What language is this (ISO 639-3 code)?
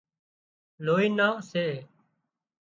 kxp